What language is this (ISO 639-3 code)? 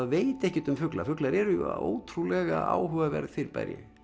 isl